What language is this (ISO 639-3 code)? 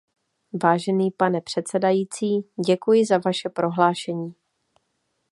ces